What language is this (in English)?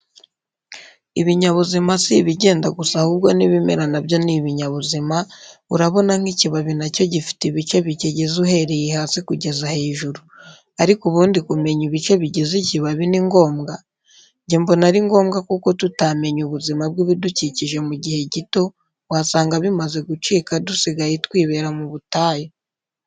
Kinyarwanda